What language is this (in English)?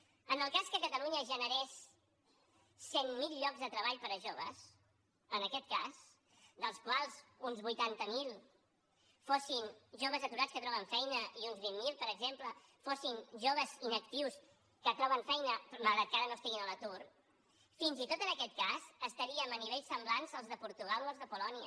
Catalan